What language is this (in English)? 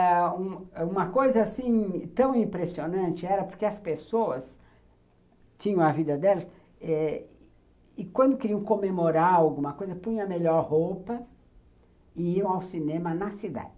Portuguese